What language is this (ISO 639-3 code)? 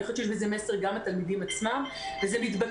heb